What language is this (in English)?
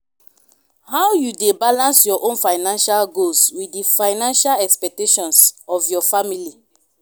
Nigerian Pidgin